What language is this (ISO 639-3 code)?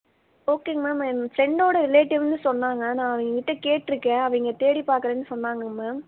tam